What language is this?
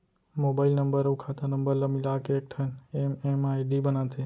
Chhattisgarhi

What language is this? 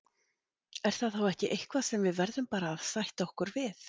Icelandic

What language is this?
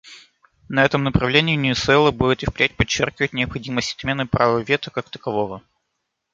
Russian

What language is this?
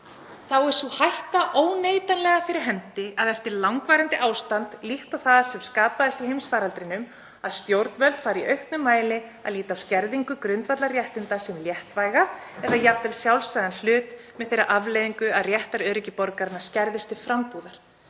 Icelandic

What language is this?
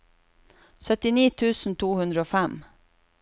Norwegian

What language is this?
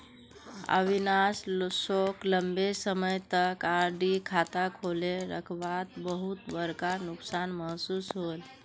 Magahi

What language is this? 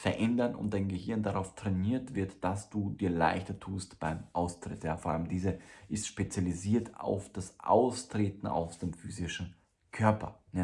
German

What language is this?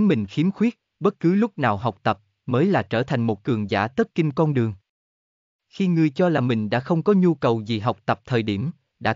Vietnamese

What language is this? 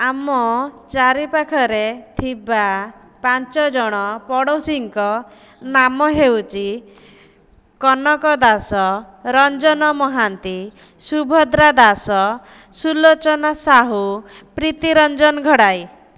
Odia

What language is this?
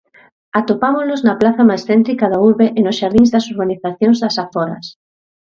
Galician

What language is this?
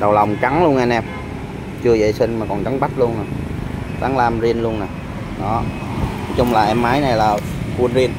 Vietnamese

